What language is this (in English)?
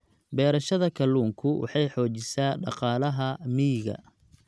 Somali